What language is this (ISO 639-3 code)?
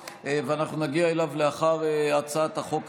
heb